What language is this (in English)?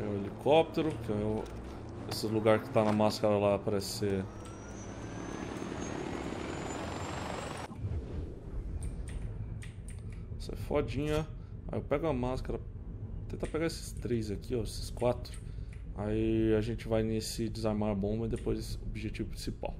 Portuguese